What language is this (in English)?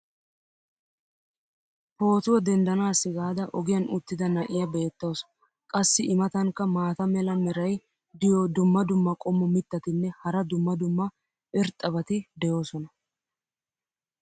Wolaytta